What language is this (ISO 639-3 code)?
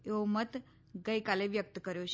guj